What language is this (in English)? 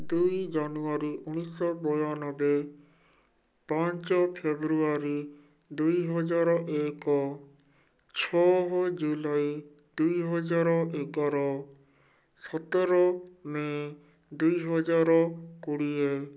Odia